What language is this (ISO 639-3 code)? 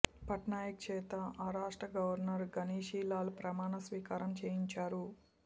tel